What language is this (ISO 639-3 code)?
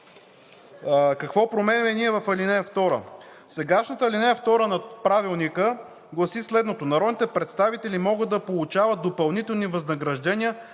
bul